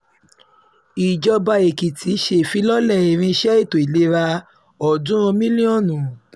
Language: Yoruba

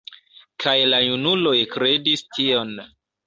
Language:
Esperanto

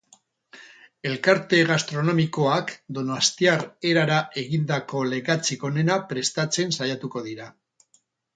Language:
Basque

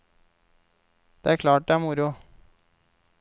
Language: Norwegian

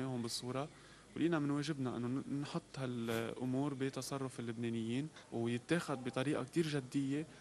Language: Arabic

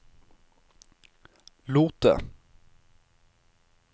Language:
Norwegian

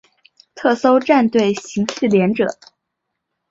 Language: Chinese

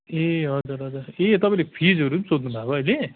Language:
Nepali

